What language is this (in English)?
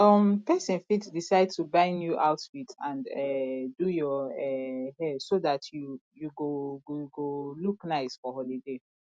Nigerian Pidgin